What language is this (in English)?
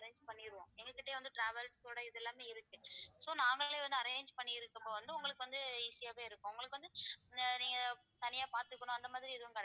Tamil